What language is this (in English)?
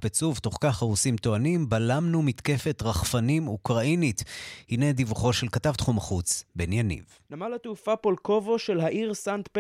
Hebrew